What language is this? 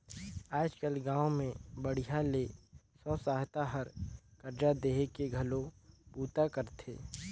Chhattisgarhi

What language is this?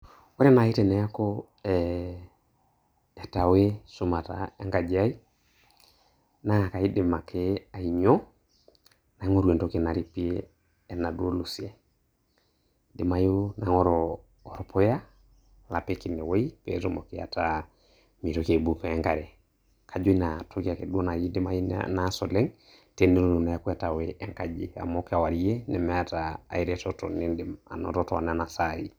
Masai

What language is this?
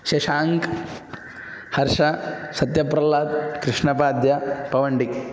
Sanskrit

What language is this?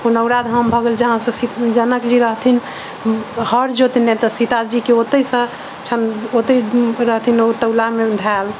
Maithili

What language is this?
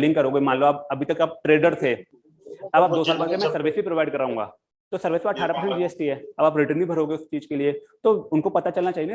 Hindi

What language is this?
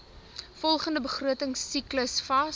Afrikaans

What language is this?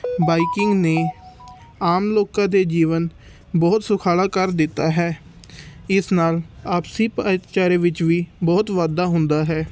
Punjabi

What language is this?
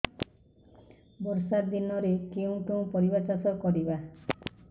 Odia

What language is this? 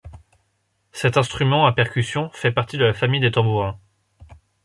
French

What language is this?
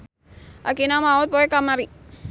Sundanese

